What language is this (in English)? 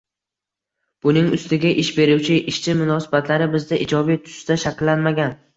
Uzbek